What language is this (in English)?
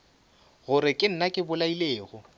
Northern Sotho